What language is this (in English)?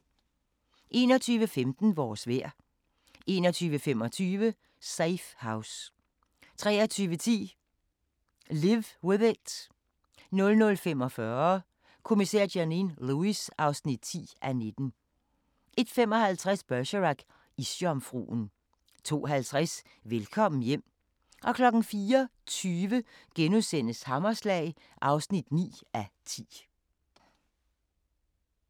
Danish